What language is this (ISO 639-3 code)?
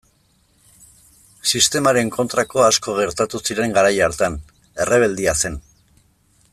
eus